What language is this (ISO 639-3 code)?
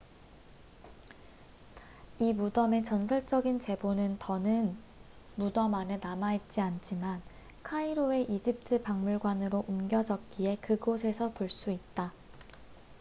kor